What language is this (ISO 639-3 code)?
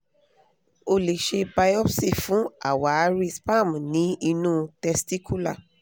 yor